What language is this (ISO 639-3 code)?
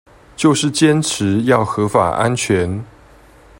zho